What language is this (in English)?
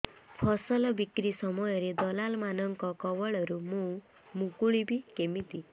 Odia